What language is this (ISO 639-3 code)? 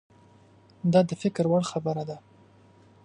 pus